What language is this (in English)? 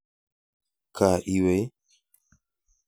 Kalenjin